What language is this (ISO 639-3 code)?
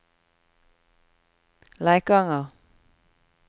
nor